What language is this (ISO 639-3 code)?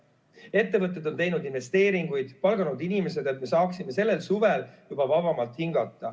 est